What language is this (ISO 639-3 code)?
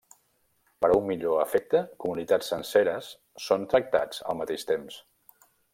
cat